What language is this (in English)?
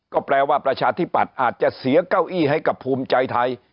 Thai